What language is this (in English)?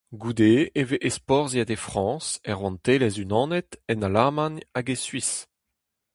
Breton